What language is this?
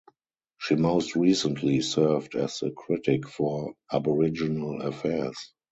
English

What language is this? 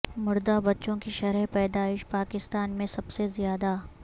Urdu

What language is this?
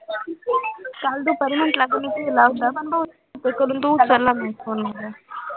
Marathi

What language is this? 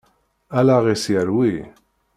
Kabyle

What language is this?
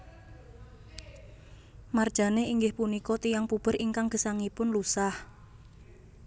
Javanese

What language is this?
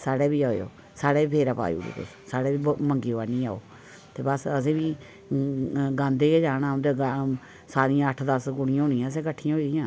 Dogri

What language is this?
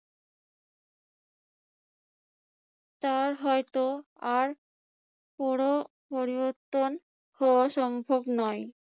Bangla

